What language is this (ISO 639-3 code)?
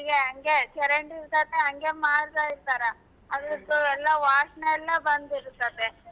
kan